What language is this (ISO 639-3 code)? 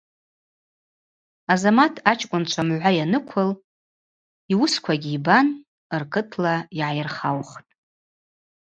abq